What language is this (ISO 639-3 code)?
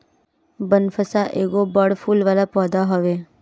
bho